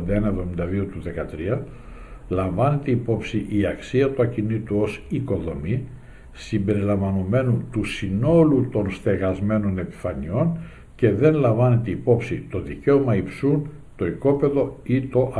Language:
Greek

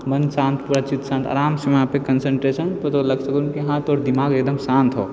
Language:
Maithili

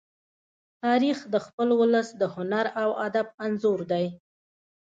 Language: Pashto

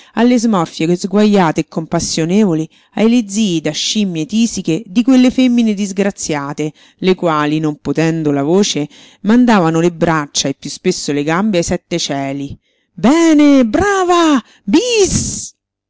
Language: Italian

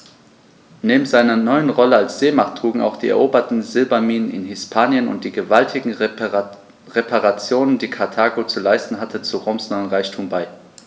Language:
German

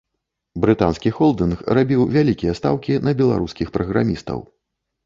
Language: Belarusian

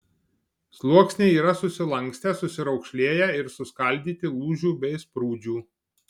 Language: Lithuanian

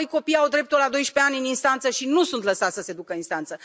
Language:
Romanian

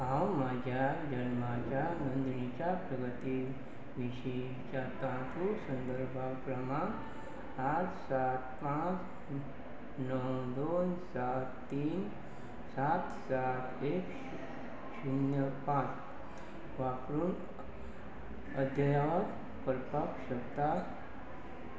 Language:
Konkani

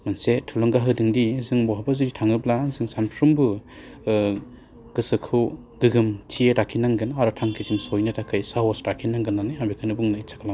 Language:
Bodo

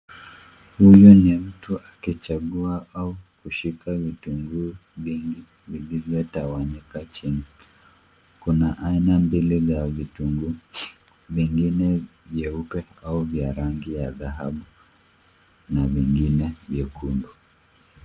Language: Swahili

